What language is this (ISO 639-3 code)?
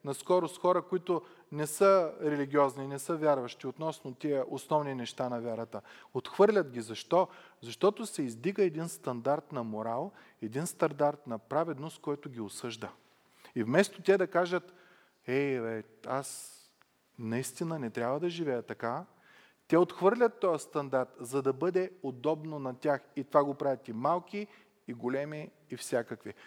bul